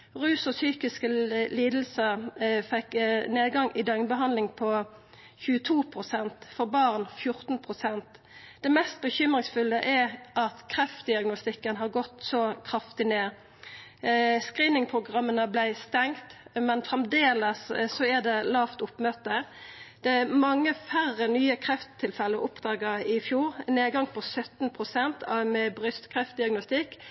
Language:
Norwegian Nynorsk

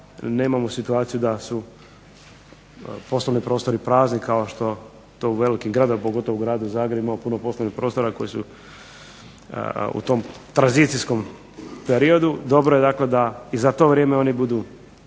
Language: Croatian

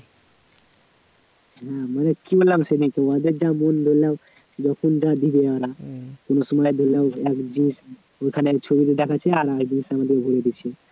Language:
Bangla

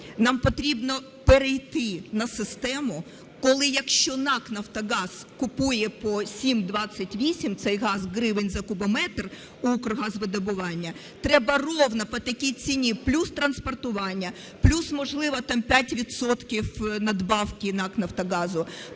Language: Ukrainian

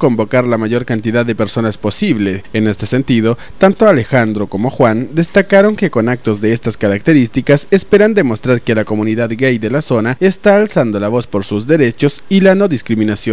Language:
Spanish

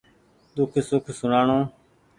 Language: Goaria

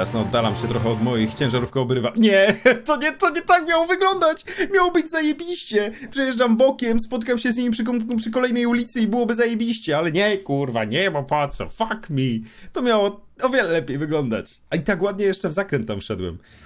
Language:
Polish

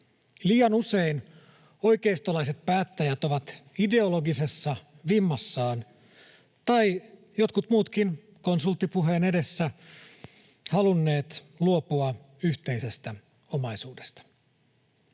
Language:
Finnish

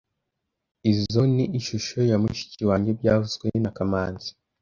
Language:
Kinyarwanda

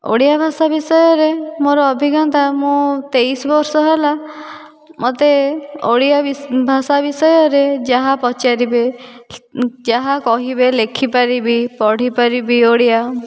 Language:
Odia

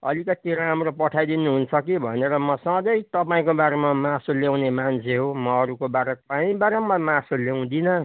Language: Nepali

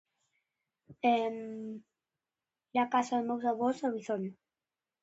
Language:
Galician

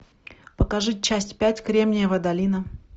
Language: Russian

